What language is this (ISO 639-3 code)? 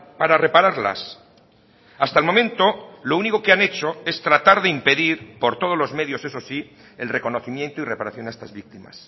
spa